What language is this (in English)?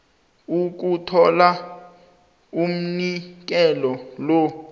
South Ndebele